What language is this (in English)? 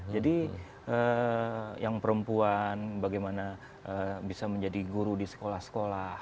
Indonesian